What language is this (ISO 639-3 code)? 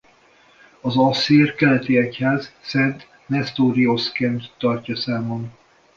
hun